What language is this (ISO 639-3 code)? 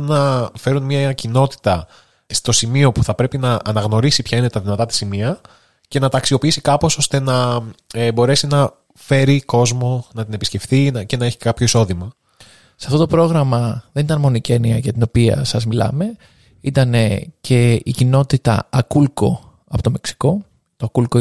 ell